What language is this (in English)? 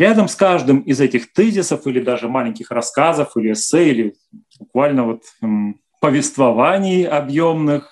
Russian